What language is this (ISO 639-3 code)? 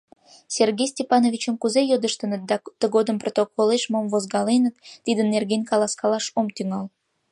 chm